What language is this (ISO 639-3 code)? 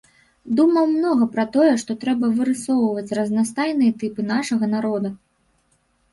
bel